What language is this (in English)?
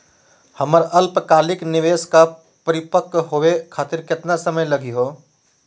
Magahi